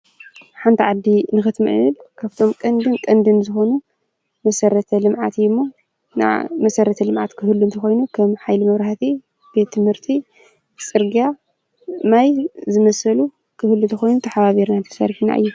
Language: Tigrinya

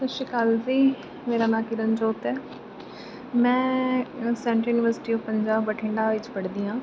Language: Punjabi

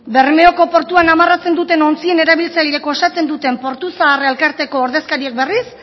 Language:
Basque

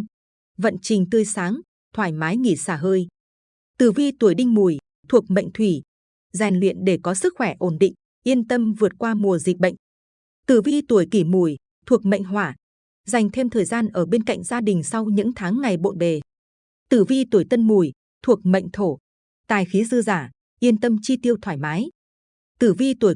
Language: Vietnamese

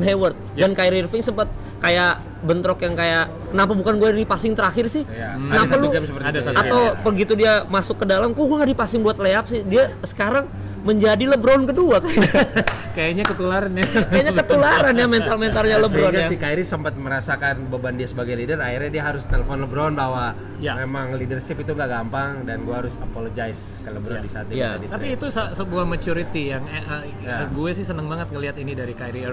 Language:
Indonesian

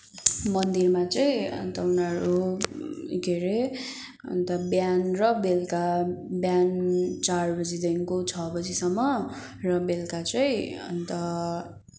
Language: Nepali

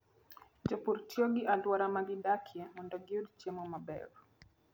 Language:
Luo (Kenya and Tanzania)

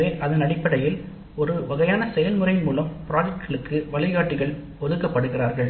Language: Tamil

